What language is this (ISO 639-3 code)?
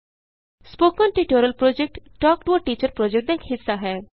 pan